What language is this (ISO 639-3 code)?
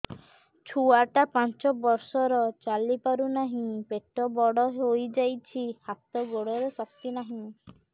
ori